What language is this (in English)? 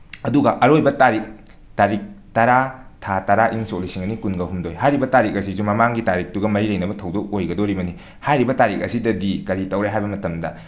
Manipuri